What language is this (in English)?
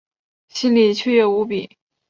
Chinese